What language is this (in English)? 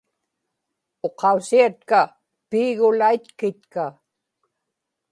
Inupiaq